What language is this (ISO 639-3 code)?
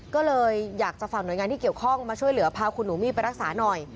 tha